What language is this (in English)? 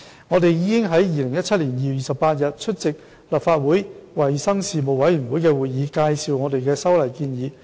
Cantonese